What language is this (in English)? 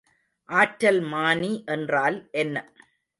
Tamil